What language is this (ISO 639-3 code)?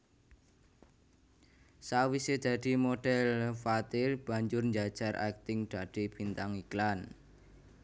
jav